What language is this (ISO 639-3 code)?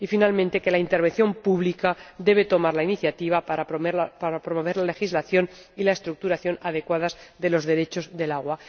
spa